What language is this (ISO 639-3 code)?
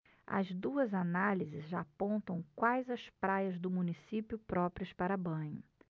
por